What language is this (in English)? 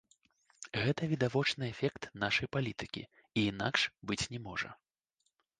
Belarusian